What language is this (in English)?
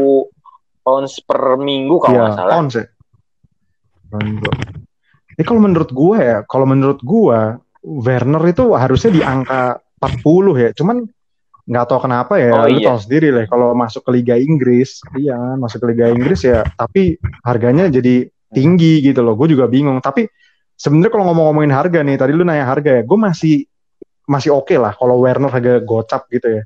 Indonesian